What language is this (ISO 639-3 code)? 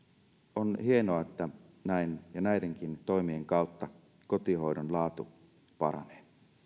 fin